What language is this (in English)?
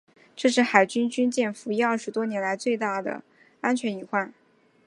Chinese